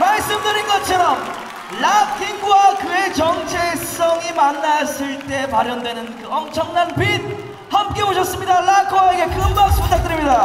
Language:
Korean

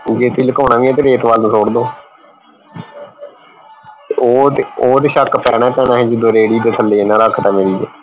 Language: Punjabi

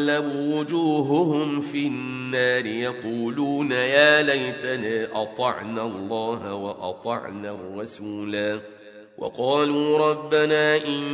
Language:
Arabic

